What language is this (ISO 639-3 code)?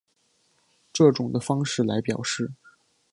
zho